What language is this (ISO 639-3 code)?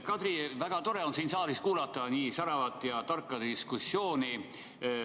est